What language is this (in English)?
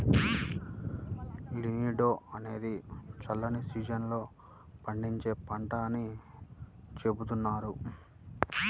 Telugu